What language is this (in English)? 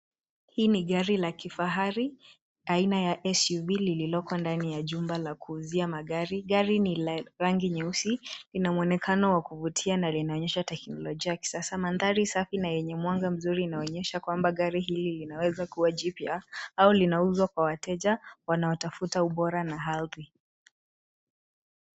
Swahili